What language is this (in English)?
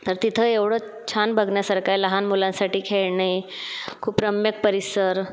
Marathi